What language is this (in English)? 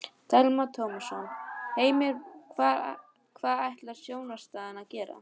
Icelandic